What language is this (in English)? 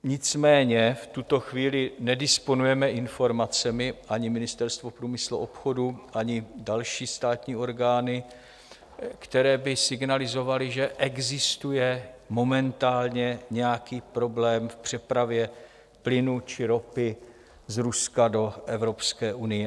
Czech